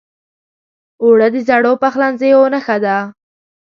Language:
Pashto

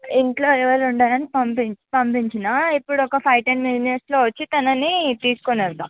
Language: Telugu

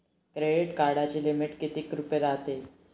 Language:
Marathi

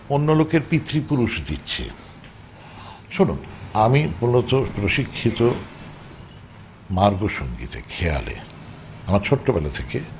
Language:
Bangla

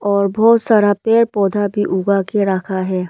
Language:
Hindi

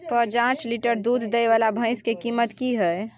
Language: Maithili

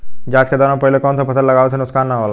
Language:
Bhojpuri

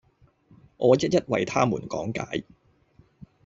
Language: Cantonese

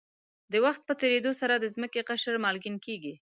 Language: Pashto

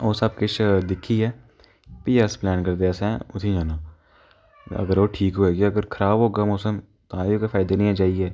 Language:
Dogri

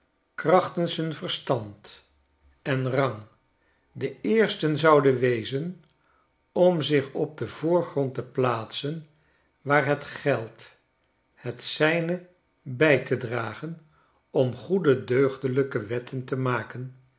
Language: Dutch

